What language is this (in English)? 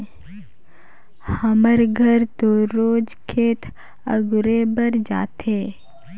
Chhattisgarhi